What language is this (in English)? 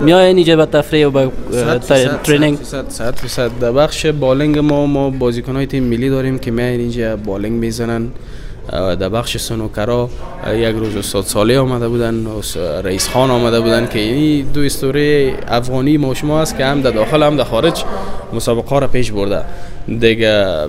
Arabic